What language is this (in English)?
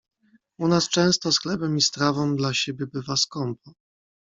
Polish